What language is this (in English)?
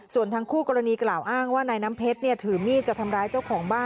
Thai